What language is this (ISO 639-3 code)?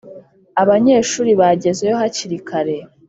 kin